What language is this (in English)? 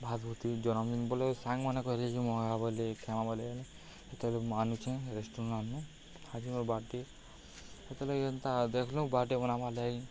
Odia